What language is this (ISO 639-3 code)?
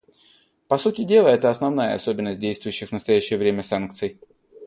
rus